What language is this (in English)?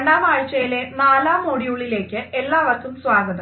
Malayalam